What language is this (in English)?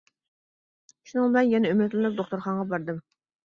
Uyghur